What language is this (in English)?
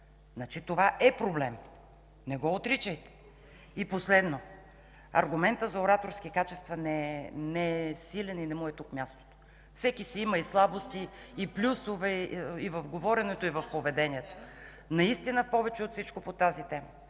Bulgarian